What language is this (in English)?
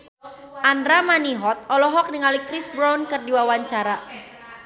Sundanese